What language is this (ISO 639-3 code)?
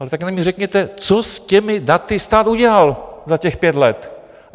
ces